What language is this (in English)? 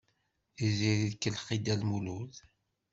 Kabyle